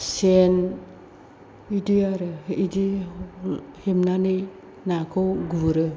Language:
Bodo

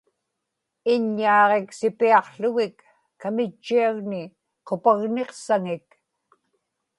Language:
Inupiaq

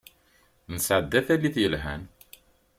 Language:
Kabyle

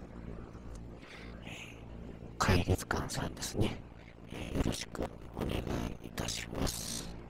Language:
Japanese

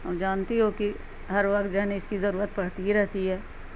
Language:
Urdu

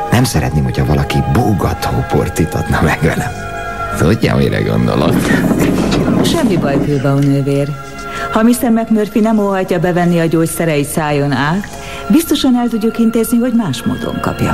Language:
Hungarian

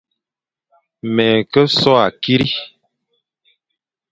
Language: Fang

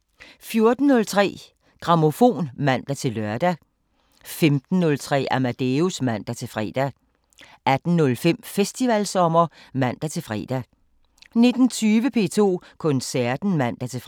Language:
Danish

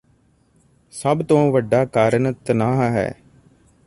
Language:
Punjabi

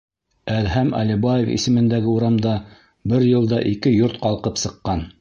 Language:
Bashkir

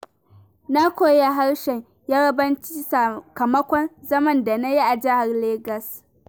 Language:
Hausa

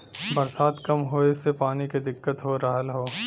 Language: Bhojpuri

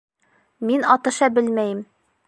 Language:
Bashkir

